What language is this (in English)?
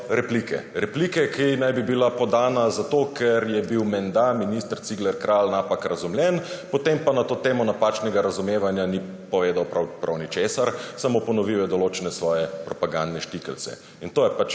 Slovenian